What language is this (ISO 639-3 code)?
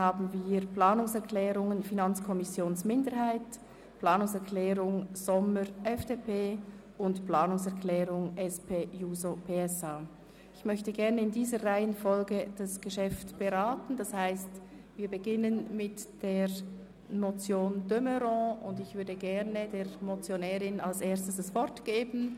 gsw